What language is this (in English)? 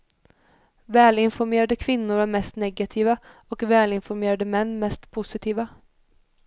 Swedish